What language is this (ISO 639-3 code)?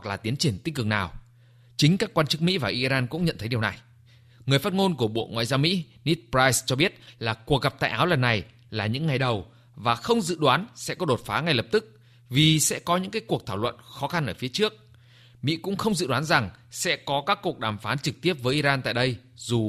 vie